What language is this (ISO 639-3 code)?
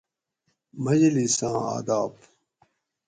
gwc